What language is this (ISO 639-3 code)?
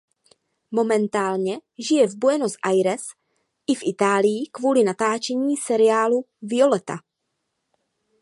ces